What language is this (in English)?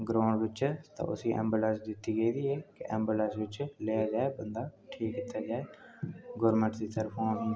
Dogri